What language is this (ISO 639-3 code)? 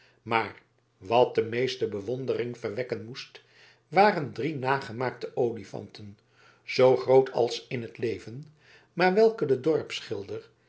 nld